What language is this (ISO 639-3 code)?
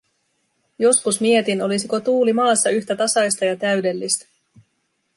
fin